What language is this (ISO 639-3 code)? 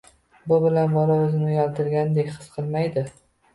uzb